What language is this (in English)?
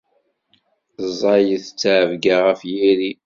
Kabyle